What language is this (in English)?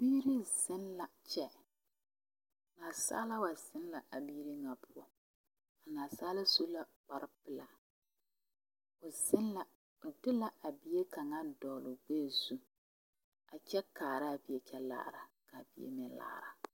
Southern Dagaare